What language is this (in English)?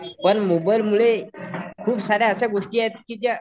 Marathi